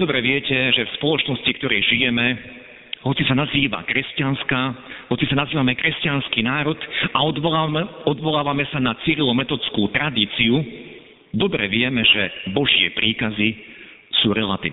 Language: Slovak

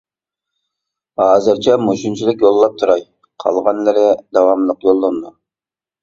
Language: Uyghur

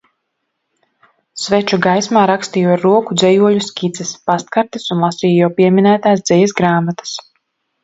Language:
Latvian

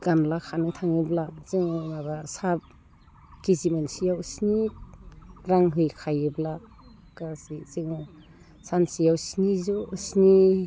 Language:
Bodo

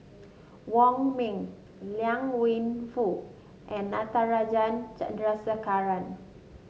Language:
English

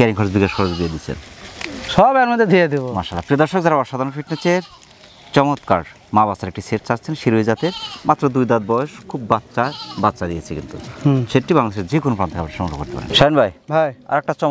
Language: Bangla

